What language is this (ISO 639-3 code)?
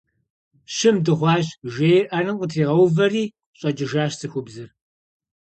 kbd